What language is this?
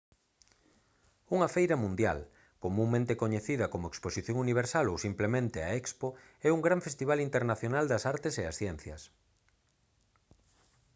Galician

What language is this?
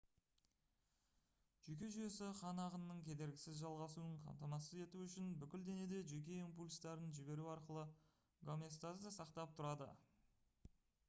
Kazakh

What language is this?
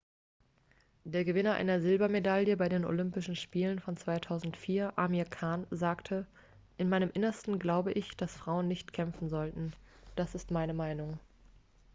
German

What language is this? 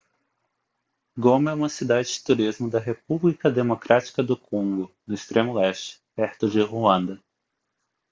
Portuguese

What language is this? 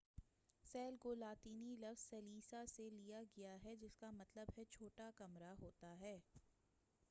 Urdu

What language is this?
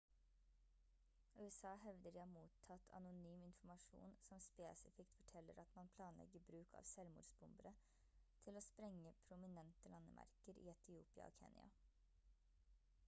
Norwegian Bokmål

